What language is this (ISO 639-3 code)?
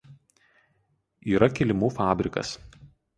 lit